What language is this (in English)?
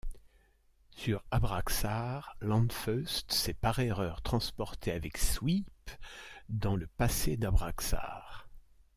French